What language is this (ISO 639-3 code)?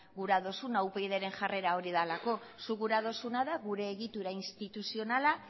eus